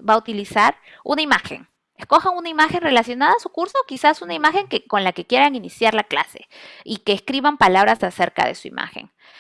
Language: Spanish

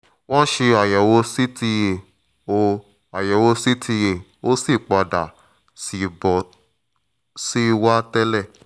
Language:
Yoruba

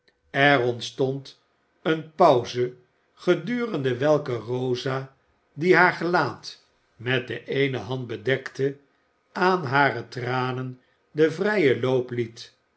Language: Dutch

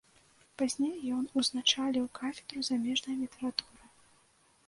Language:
Belarusian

